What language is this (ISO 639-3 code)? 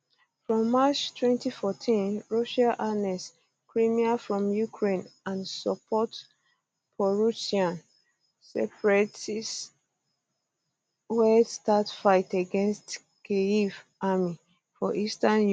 pcm